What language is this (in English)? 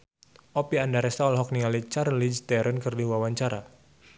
Sundanese